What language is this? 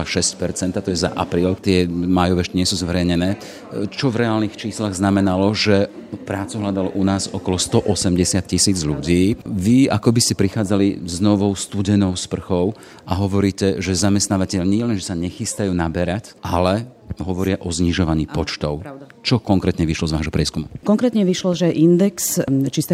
Slovak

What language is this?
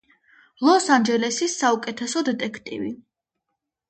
Georgian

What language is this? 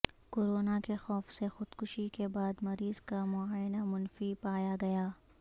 Urdu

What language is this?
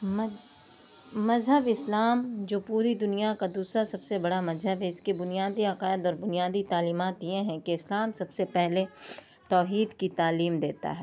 Urdu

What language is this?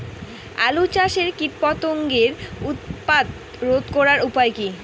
Bangla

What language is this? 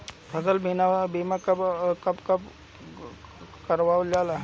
Bhojpuri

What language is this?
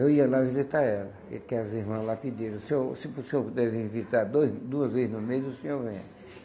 Portuguese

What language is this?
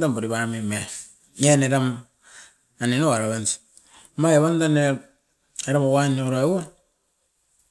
Askopan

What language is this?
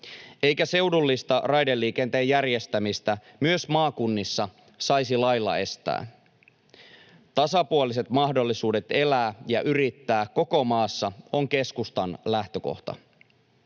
Finnish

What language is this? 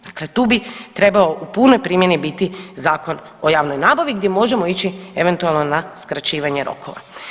Croatian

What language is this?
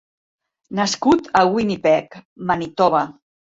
Catalan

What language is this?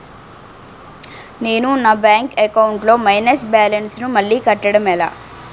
Telugu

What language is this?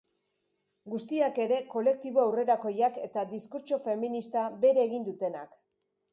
Basque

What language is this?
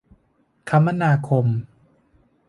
Thai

